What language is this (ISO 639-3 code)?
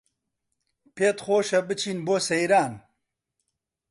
ckb